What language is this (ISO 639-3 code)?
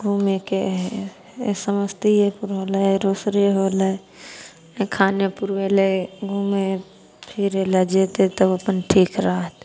mai